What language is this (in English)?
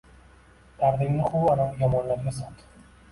Uzbek